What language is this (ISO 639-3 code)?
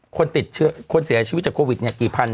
tha